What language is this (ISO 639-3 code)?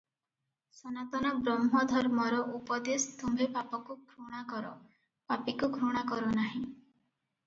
ori